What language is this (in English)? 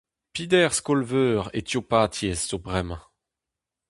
Breton